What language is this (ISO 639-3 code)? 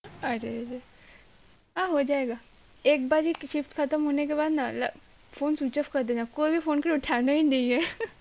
ben